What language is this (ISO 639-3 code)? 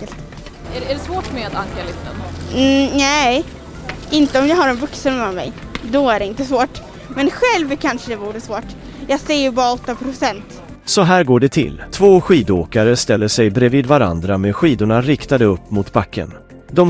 swe